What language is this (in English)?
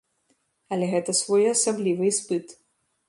Belarusian